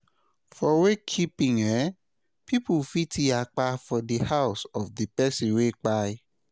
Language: Nigerian Pidgin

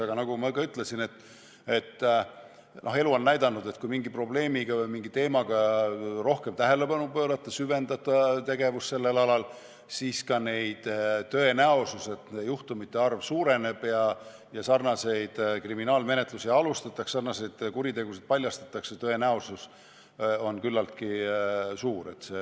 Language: Estonian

